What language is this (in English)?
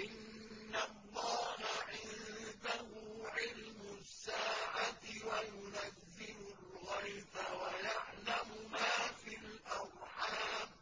Arabic